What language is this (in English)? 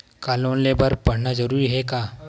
Chhattisgarhi